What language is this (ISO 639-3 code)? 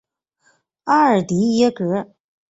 zho